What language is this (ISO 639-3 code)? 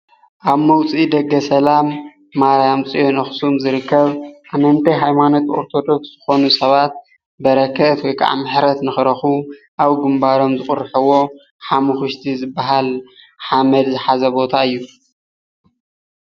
tir